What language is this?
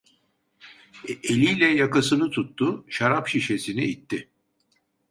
Turkish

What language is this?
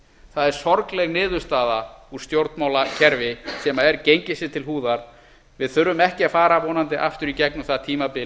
Icelandic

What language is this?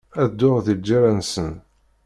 Kabyle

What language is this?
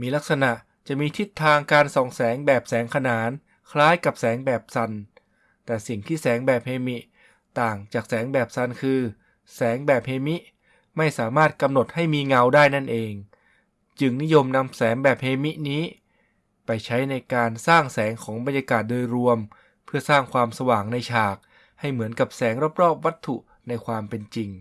Thai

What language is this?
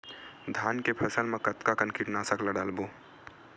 Chhattisgarhi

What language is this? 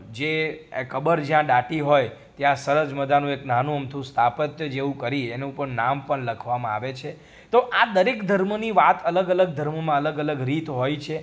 Gujarati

